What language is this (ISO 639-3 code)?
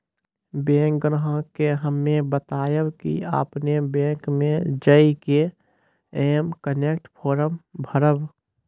mai